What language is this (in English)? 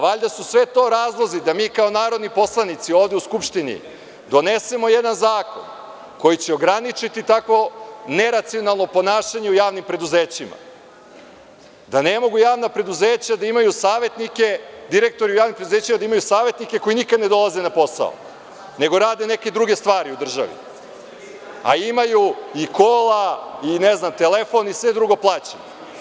Serbian